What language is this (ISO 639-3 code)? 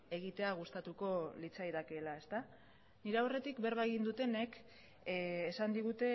eus